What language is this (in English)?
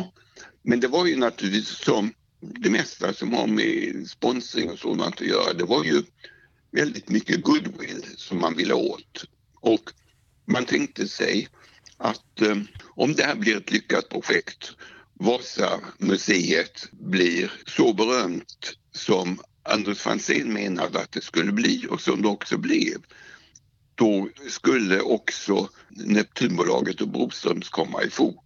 Swedish